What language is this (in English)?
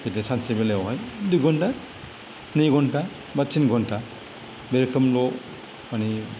Bodo